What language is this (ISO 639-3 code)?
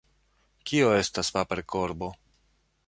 epo